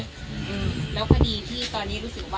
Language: Thai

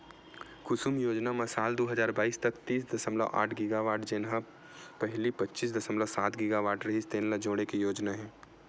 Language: Chhattisgarhi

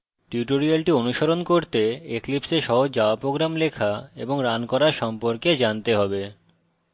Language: Bangla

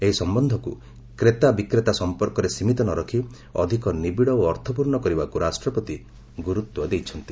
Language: Odia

